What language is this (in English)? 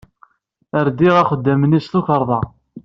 Kabyle